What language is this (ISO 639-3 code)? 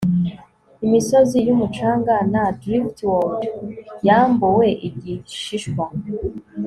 kin